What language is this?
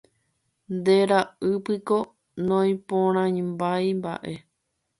Guarani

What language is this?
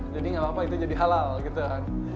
Indonesian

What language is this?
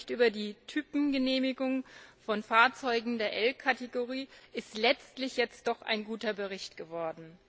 German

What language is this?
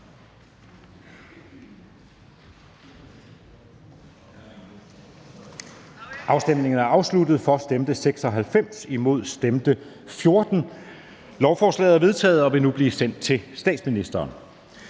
Danish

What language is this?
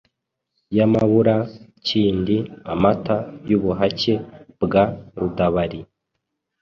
Kinyarwanda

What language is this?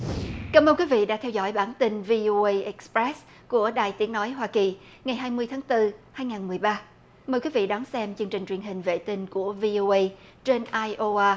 Vietnamese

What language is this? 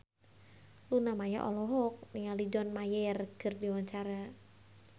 Sundanese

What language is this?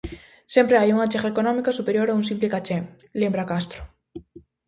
Galician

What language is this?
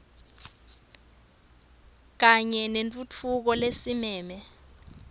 Swati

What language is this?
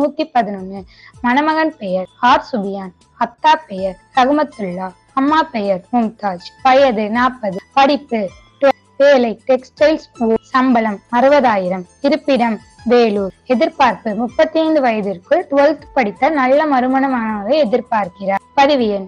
Tamil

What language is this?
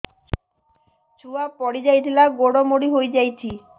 Odia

